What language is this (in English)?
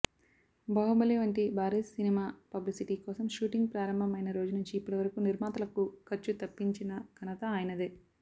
Telugu